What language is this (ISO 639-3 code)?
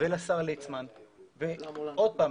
heb